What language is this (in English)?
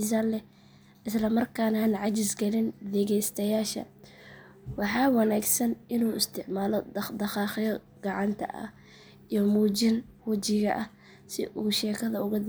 Somali